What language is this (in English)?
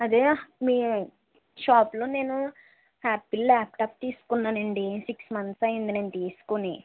Telugu